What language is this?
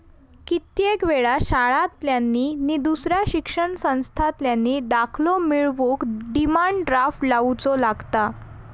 Marathi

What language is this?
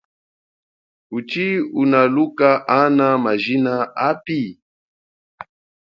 Chokwe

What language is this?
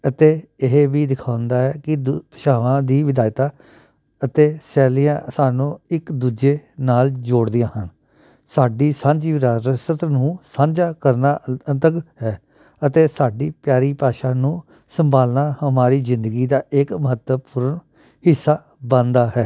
Punjabi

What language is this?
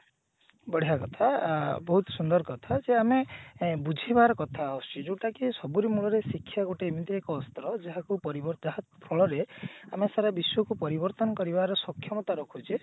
Odia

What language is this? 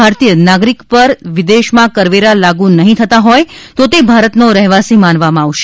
Gujarati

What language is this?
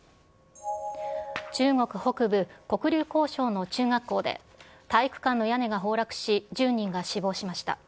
Japanese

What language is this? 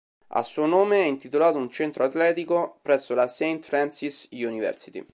Italian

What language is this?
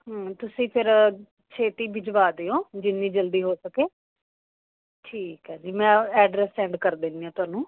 Punjabi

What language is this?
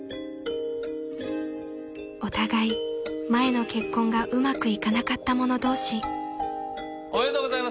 Japanese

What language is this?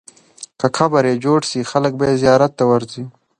Pashto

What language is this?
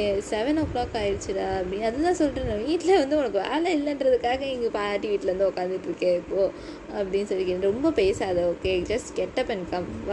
Tamil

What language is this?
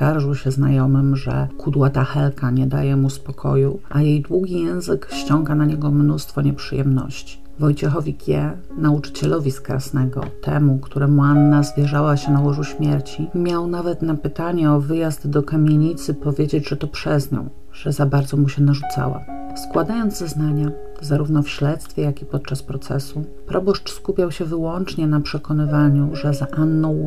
Polish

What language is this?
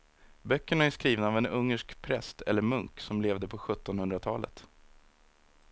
Swedish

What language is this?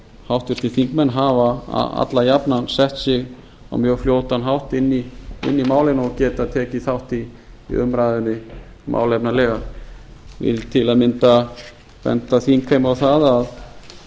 Icelandic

